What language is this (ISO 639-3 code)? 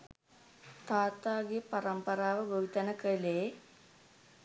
sin